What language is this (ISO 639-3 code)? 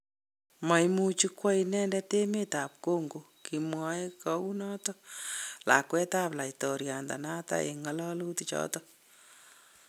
kln